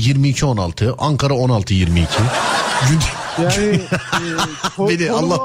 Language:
Turkish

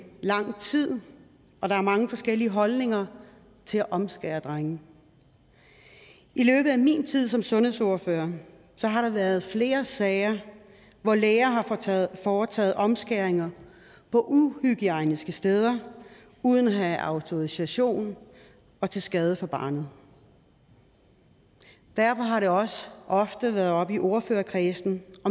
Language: Danish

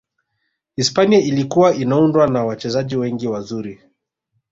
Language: Swahili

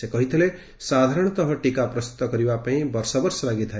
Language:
Odia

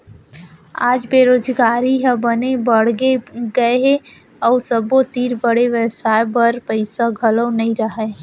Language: Chhattisgarhi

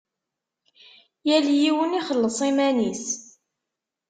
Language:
Kabyle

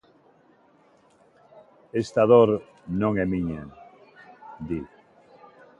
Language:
Galician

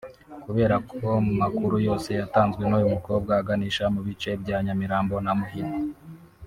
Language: Kinyarwanda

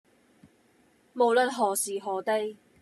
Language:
Cantonese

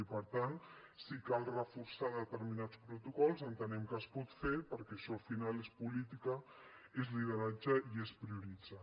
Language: Catalan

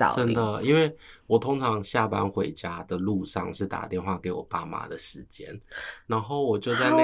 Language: Chinese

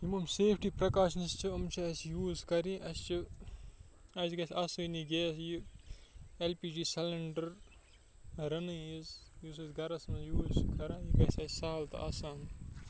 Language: Kashmiri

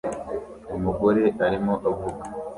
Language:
Kinyarwanda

